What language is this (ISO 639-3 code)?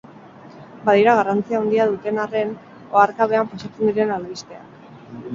eus